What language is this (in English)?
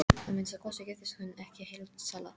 Icelandic